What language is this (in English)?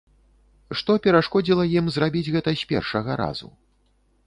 Belarusian